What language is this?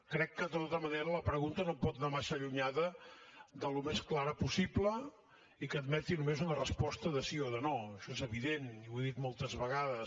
Catalan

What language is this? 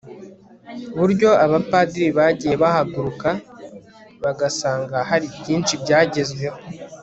Kinyarwanda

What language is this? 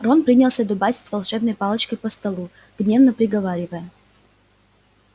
Russian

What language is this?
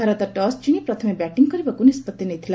Odia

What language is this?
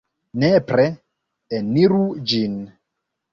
Esperanto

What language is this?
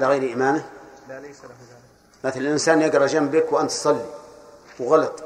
Arabic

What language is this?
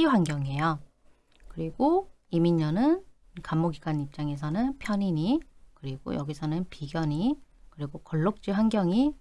Korean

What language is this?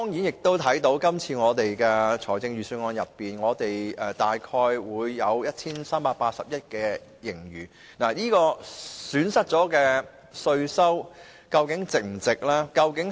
Cantonese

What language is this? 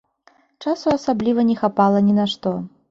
Belarusian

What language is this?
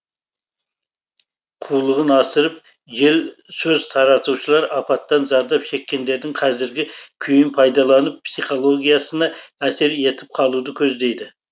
Kazakh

